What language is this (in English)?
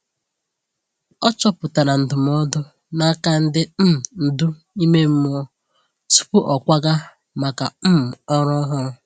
Igbo